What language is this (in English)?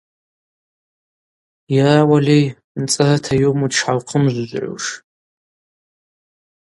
Abaza